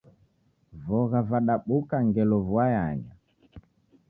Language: Taita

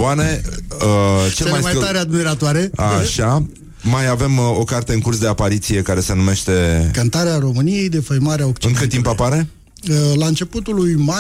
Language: Romanian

